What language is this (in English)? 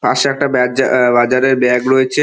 Bangla